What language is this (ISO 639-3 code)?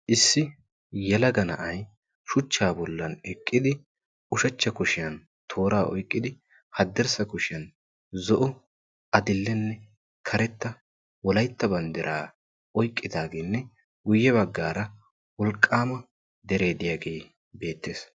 wal